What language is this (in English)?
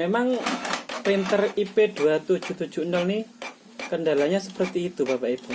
Indonesian